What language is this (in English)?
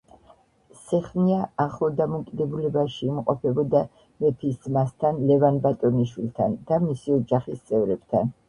Georgian